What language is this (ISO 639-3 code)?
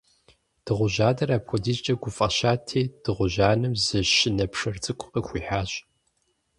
kbd